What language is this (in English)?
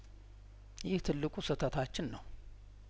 Amharic